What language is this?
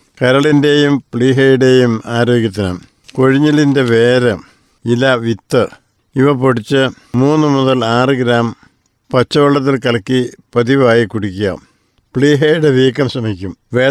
Malayalam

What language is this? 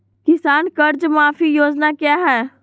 Magahi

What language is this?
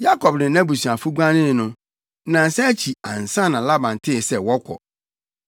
Akan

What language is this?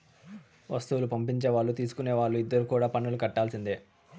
Telugu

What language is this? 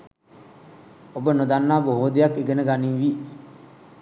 Sinhala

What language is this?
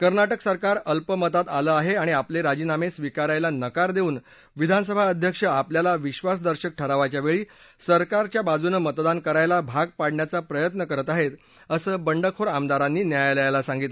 Marathi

